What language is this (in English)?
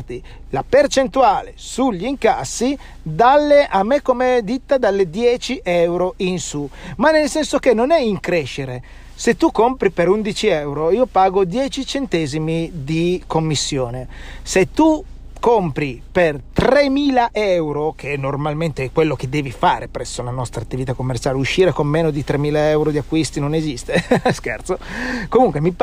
Italian